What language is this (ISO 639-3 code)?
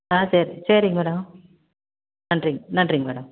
tam